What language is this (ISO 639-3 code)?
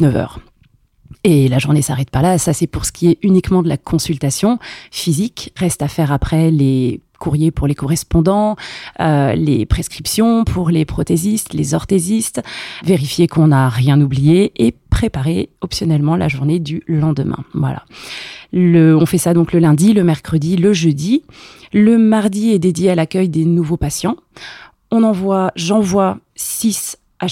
fra